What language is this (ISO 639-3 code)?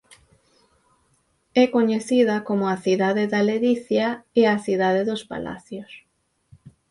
glg